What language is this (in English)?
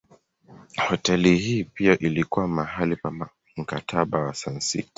Swahili